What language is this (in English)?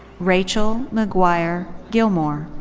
English